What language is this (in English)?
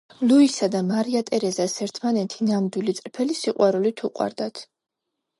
Georgian